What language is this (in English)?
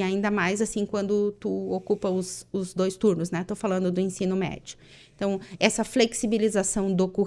Portuguese